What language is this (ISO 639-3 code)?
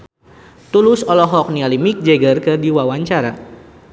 sun